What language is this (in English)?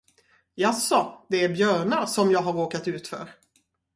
Swedish